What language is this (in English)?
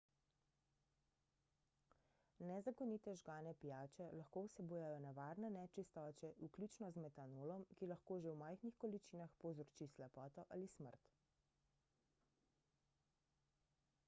Slovenian